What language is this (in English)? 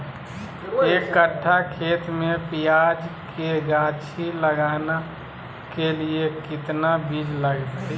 Magahi